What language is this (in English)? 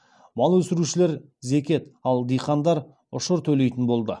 Kazakh